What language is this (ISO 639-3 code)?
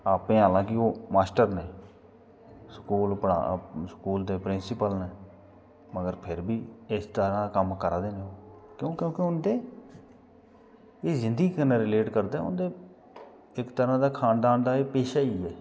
doi